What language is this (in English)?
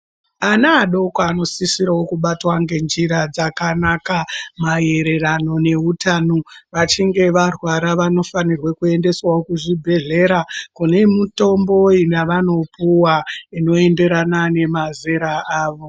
Ndau